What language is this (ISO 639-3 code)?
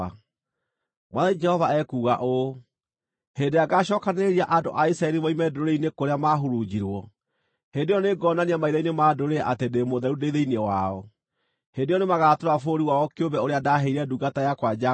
kik